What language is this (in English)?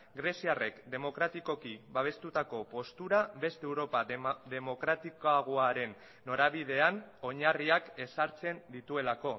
Basque